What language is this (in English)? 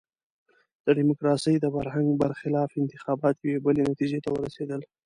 Pashto